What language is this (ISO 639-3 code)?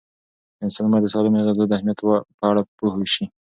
pus